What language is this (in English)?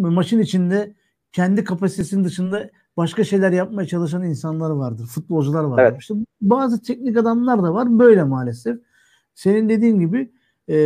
Turkish